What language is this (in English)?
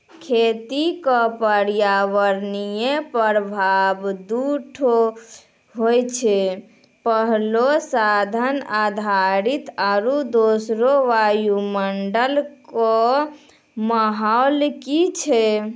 Maithili